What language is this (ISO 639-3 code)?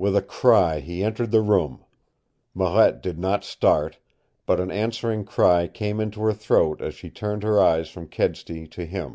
eng